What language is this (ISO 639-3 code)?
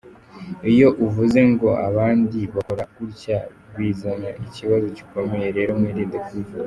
kin